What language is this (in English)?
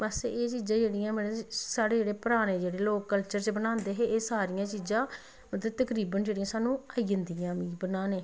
Dogri